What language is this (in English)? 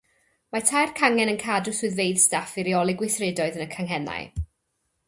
Welsh